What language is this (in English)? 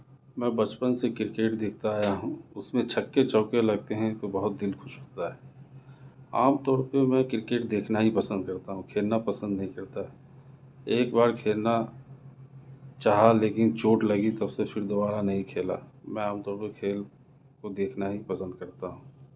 Urdu